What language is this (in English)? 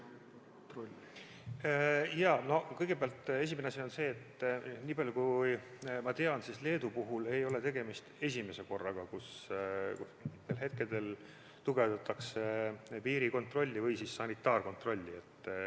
Estonian